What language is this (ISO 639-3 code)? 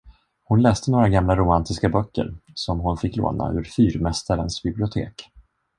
swe